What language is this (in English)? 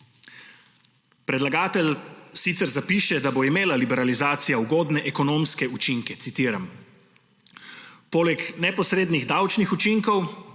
Slovenian